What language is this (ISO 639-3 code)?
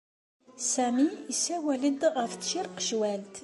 kab